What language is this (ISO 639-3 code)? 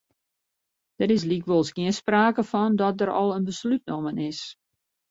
fry